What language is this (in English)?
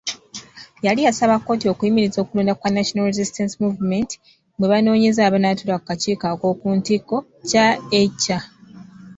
Ganda